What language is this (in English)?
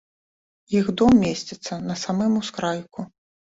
Belarusian